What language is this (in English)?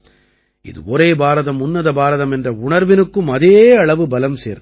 Tamil